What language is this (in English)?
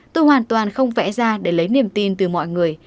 Vietnamese